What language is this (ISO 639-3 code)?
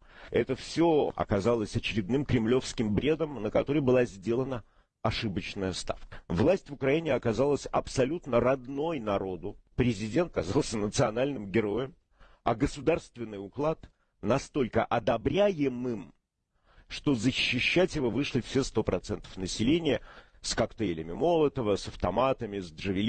rus